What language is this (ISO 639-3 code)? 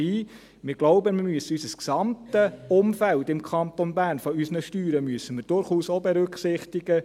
gsw